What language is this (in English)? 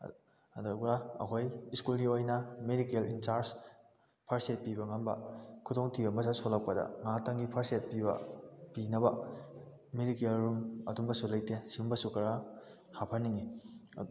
Manipuri